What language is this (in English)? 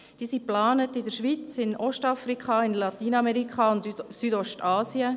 Swiss German